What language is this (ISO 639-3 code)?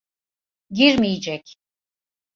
tur